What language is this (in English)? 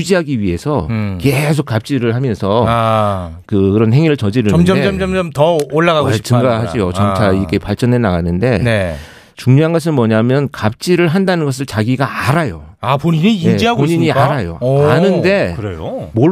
Korean